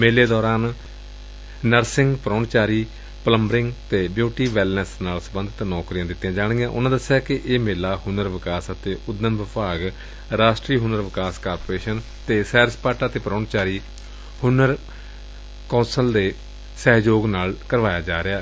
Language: Punjabi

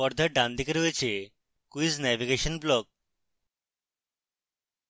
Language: Bangla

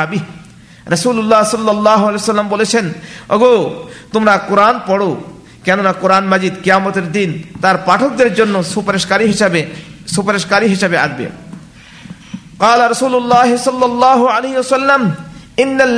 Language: Bangla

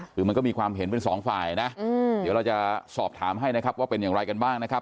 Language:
Thai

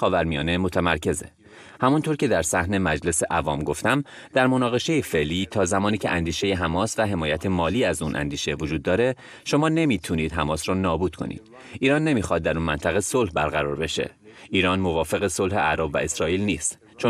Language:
Persian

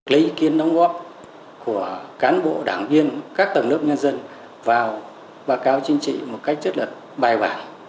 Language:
Vietnamese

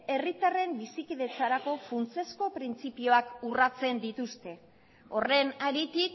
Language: Basque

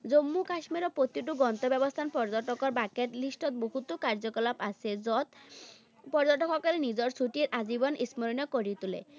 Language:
Assamese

